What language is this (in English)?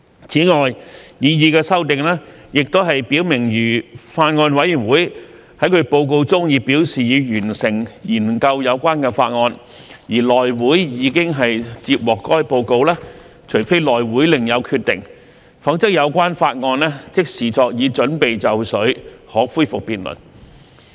Cantonese